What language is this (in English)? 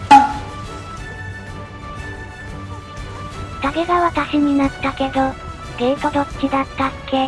Japanese